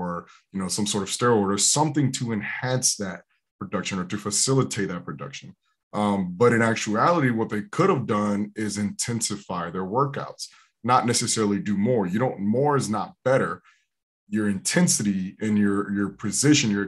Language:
English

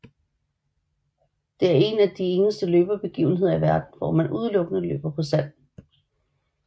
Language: Danish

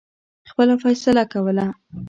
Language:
Pashto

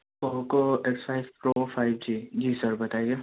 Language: Urdu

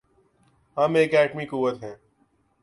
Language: Urdu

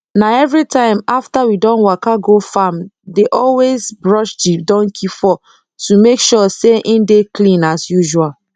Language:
Nigerian Pidgin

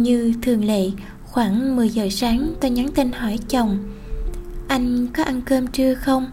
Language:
Vietnamese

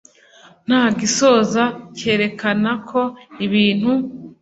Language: Kinyarwanda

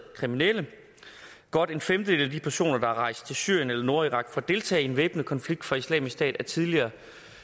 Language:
Danish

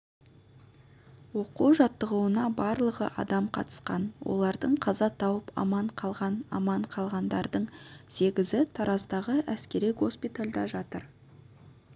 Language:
Kazakh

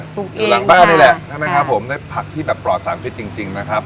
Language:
Thai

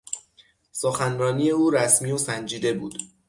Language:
Persian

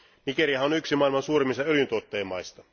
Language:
Finnish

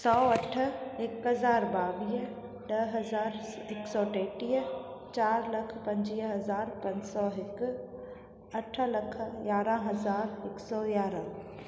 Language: Sindhi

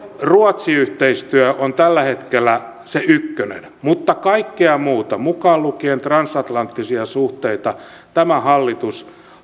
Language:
Finnish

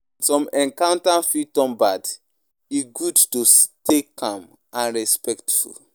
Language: Nigerian Pidgin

